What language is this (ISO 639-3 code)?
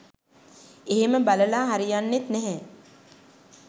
sin